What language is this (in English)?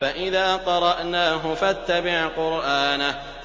Arabic